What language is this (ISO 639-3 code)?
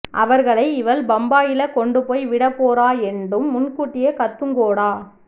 tam